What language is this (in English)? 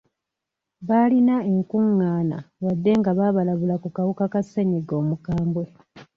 Ganda